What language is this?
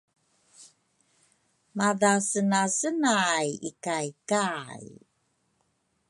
Rukai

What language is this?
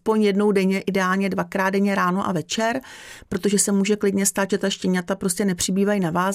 Czech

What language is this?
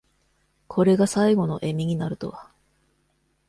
Japanese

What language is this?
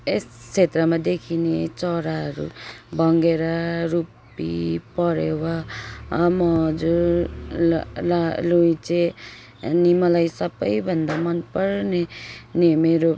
Nepali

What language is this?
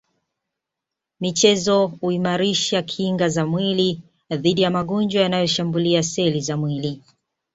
Swahili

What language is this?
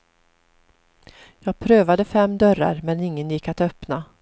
Swedish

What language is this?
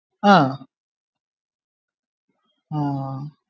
Malayalam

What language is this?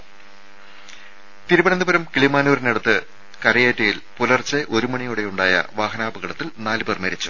Malayalam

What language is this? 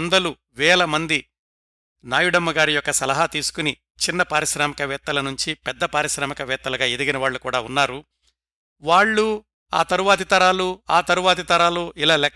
Telugu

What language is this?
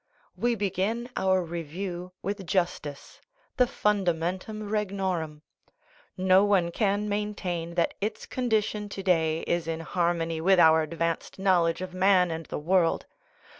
English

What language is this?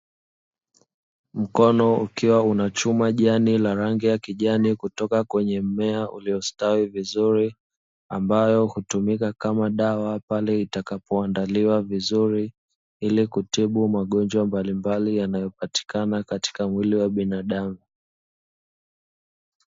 Swahili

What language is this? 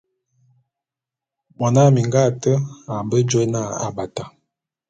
Bulu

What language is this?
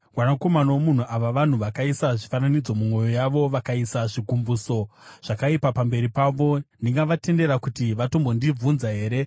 Shona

